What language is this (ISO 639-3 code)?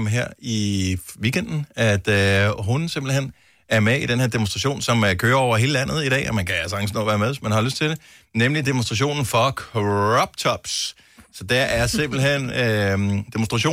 dan